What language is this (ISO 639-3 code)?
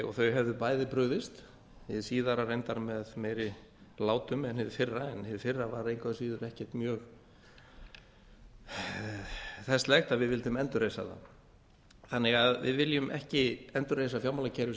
isl